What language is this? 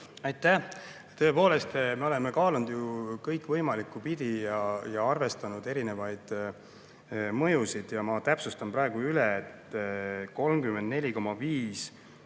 Estonian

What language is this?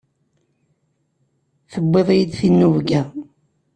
Kabyle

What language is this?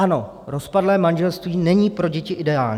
Czech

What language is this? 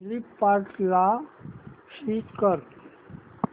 Marathi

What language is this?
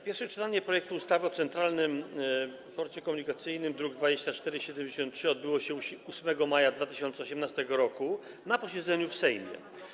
Polish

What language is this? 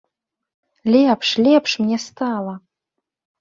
Belarusian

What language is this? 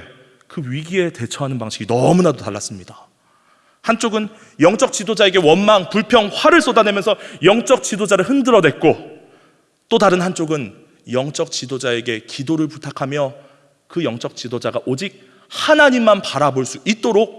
Korean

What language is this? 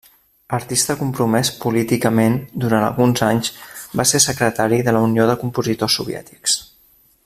Catalan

